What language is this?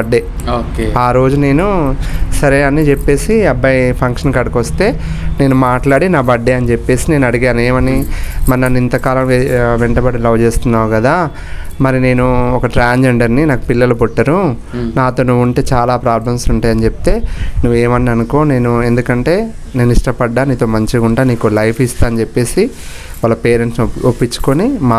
Telugu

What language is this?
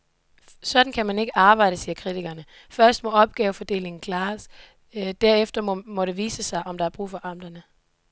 Danish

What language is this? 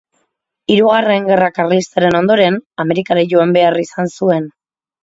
Basque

